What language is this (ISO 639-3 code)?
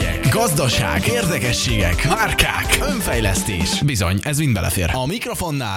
hun